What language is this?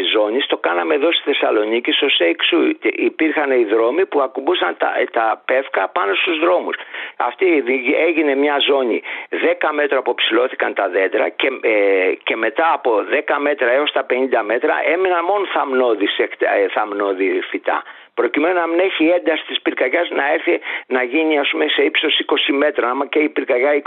Greek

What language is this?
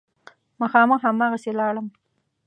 Pashto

